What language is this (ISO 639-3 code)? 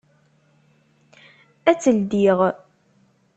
kab